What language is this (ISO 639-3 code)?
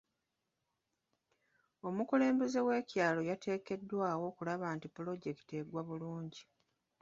lug